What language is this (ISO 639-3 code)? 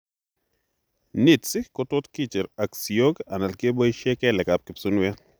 kln